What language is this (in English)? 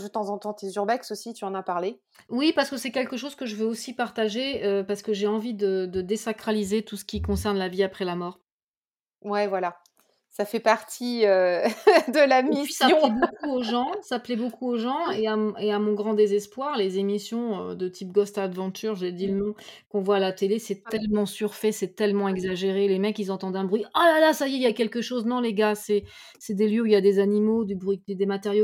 French